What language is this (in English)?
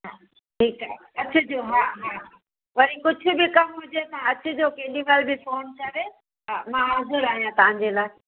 Sindhi